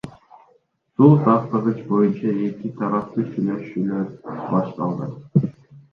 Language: Kyrgyz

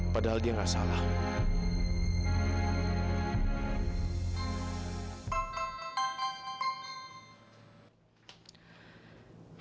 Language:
Indonesian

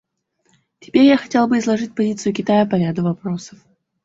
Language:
Russian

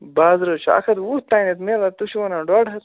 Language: Kashmiri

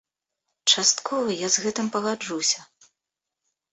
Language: Belarusian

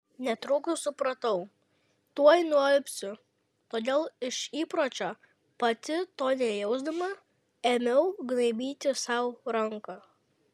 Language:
Lithuanian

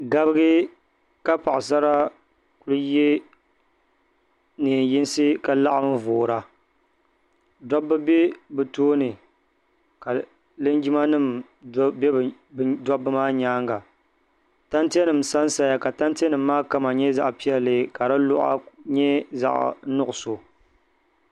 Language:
Dagbani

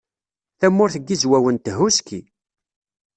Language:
Kabyle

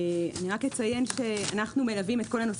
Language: Hebrew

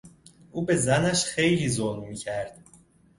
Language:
Persian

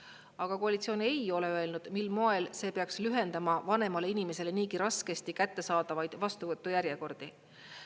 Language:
Estonian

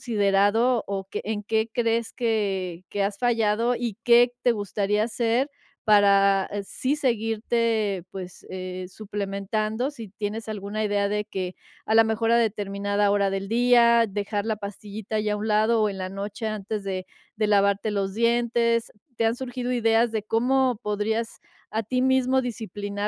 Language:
Spanish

